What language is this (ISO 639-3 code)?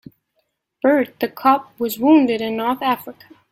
eng